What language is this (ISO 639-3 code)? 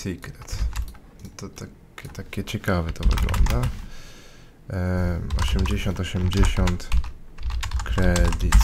pol